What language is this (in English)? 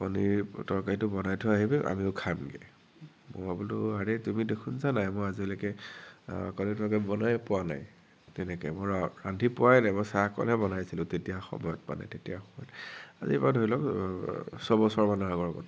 Assamese